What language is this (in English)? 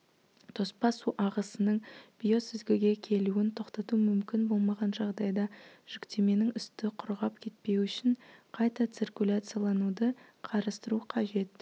Kazakh